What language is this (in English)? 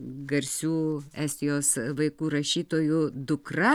Lithuanian